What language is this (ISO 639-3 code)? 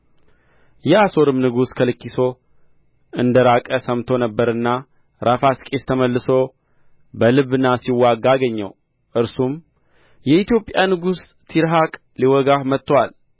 amh